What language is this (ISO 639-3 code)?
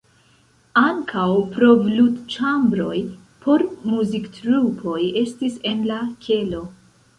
epo